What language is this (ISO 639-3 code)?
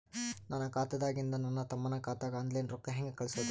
kan